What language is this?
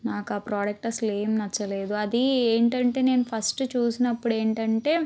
Telugu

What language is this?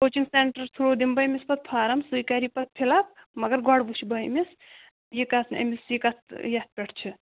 Kashmiri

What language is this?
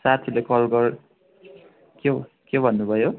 Nepali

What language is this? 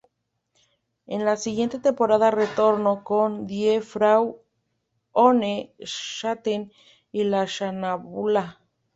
Spanish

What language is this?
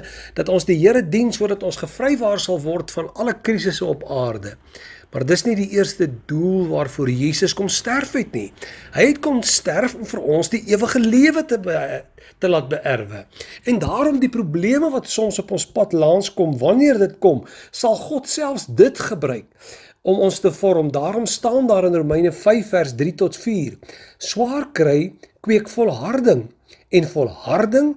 Dutch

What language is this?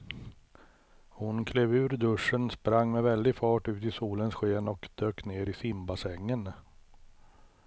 Swedish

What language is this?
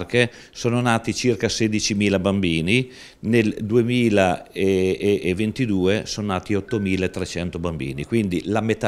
Italian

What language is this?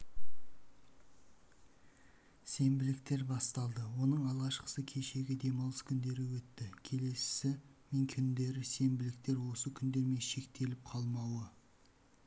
Kazakh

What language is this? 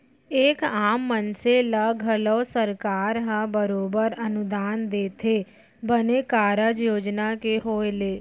Chhattisgarhi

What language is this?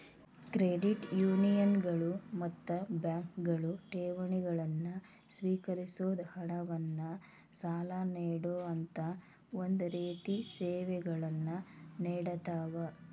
Kannada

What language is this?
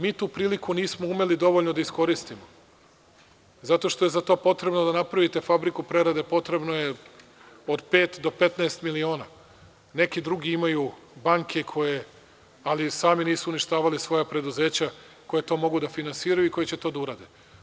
Serbian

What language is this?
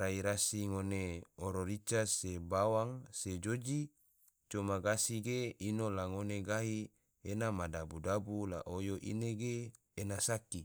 Tidore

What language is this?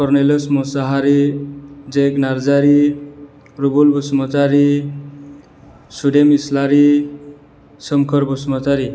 Bodo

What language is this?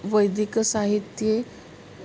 Sanskrit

